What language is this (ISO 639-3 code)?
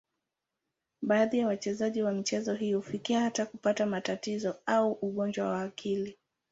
swa